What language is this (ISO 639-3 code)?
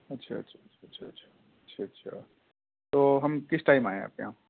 urd